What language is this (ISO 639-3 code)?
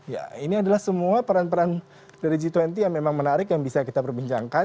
ind